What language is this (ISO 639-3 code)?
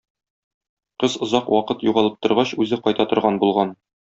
tat